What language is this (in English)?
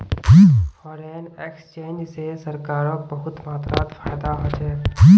Magahi